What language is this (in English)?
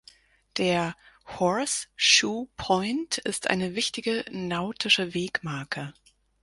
German